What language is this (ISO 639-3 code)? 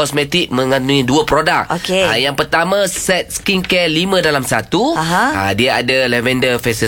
msa